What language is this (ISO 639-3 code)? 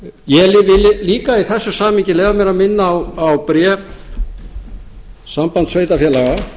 isl